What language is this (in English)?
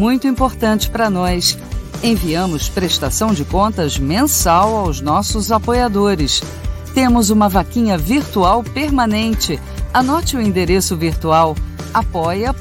Portuguese